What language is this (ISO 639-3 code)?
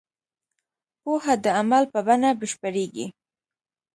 pus